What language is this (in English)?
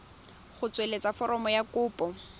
Tswana